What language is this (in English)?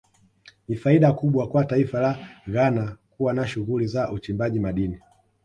Swahili